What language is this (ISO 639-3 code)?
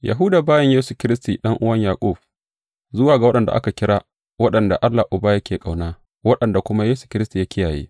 hau